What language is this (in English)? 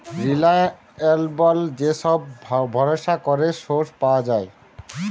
Bangla